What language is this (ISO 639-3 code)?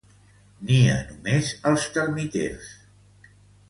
cat